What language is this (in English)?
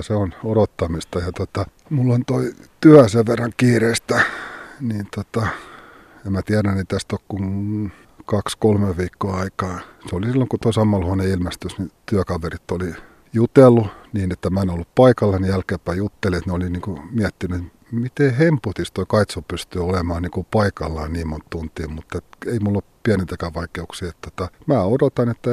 Finnish